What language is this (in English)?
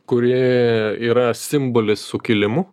Lithuanian